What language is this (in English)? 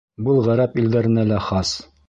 Bashkir